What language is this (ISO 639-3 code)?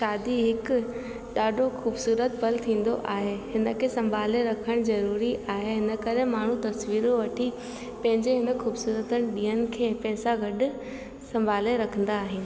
snd